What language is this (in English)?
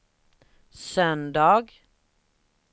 Swedish